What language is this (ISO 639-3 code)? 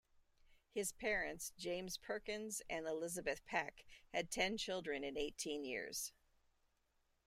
eng